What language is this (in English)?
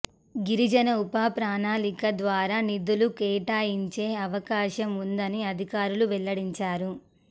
Telugu